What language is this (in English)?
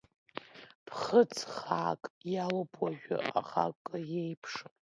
Abkhazian